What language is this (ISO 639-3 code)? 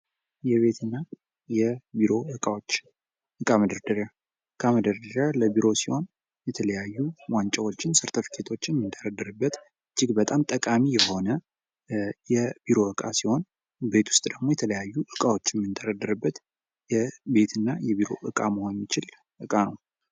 amh